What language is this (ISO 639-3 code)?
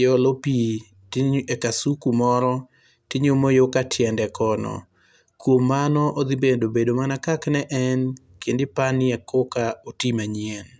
luo